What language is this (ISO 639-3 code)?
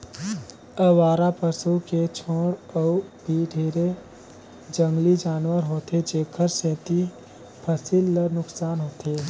hne